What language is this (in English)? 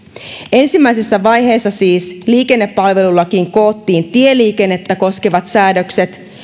Finnish